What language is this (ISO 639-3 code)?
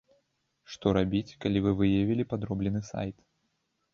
bel